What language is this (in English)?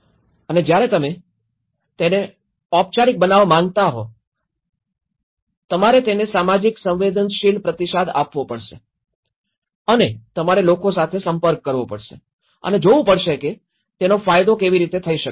Gujarati